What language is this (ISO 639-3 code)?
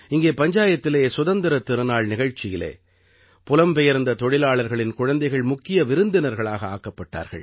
tam